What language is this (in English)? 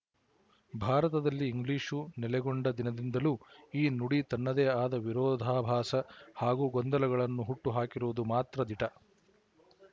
Kannada